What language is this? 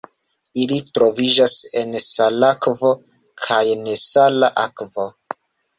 Esperanto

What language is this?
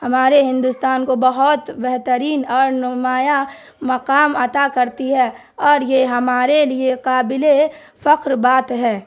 Urdu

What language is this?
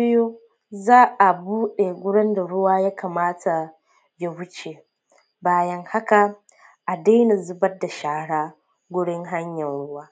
Hausa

